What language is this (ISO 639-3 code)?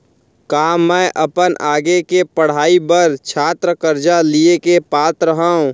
hne